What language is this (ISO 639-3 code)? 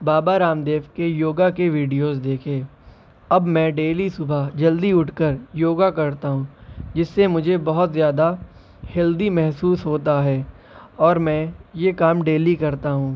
urd